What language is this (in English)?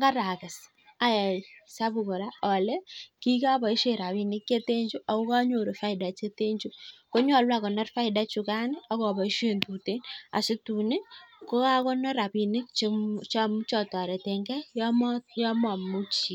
Kalenjin